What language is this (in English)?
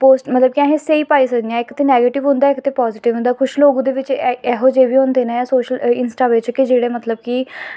Dogri